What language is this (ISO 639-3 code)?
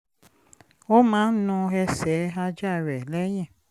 yor